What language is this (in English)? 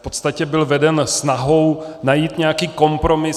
Czech